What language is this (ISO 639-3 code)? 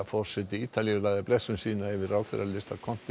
isl